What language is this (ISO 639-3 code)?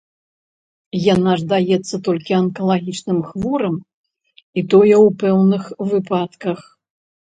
bel